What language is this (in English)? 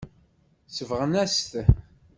Kabyle